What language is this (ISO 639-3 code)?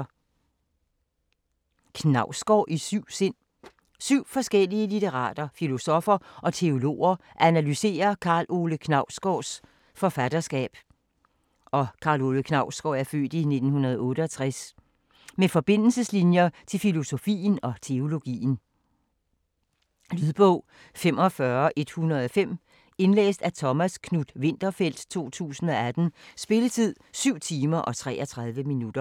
dan